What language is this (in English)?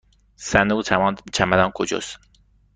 Persian